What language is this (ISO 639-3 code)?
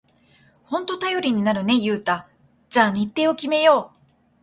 jpn